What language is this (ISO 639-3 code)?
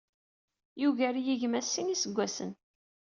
kab